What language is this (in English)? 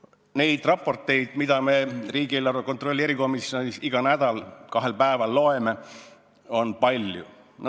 Estonian